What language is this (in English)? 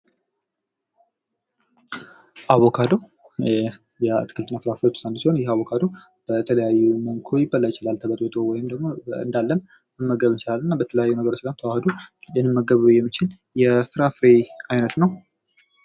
Amharic